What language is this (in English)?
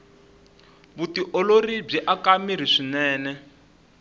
Tsonga